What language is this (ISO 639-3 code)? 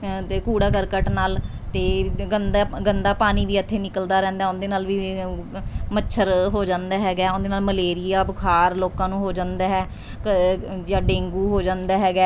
pan